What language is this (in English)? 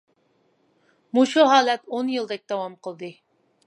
Uyghur